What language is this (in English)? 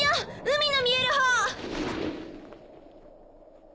Japanese